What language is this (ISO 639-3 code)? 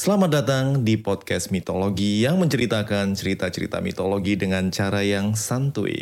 ind